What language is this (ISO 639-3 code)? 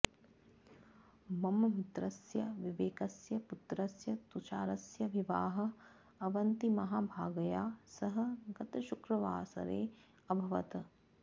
san